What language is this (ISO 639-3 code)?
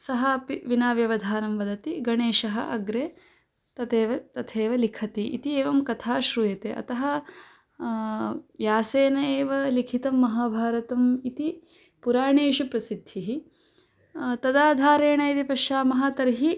san